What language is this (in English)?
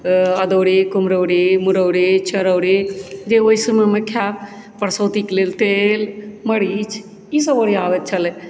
Maithili